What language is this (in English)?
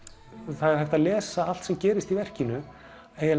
Icelandic